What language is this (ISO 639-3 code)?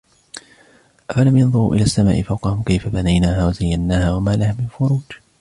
ara